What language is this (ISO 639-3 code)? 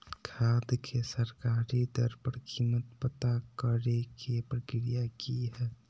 mag